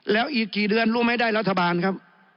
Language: Thai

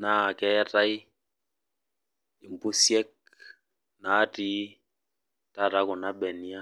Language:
Masai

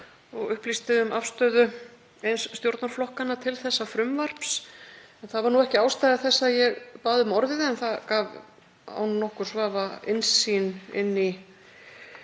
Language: Icelandic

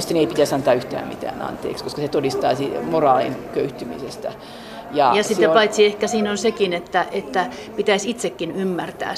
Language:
Finnish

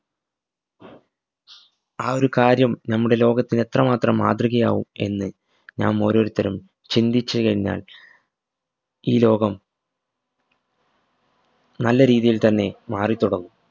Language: Malayalam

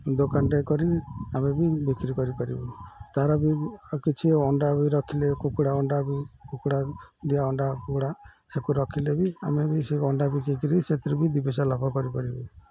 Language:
Odia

